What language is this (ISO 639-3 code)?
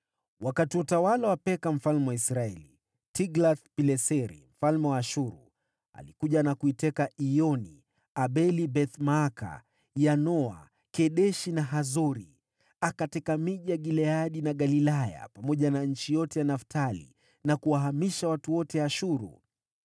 swa